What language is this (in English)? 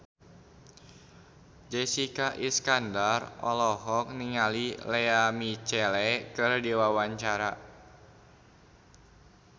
Sundanese